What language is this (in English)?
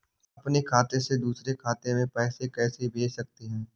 Hindi